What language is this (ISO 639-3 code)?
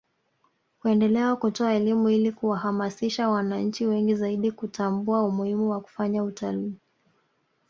swa